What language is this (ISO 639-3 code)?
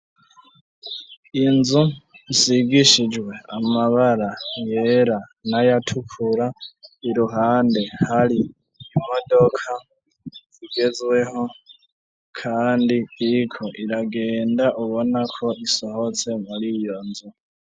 run